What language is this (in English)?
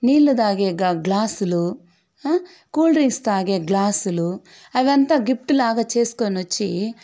Telugu